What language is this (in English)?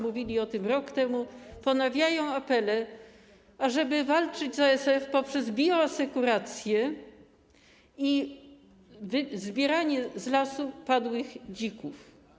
Polish